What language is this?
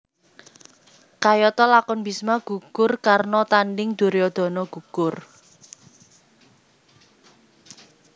Javanese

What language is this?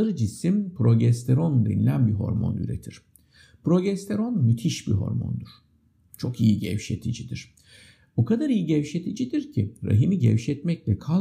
Turkish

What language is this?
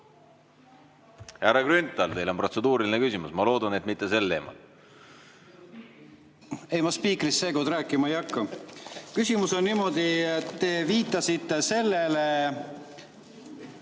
Estonian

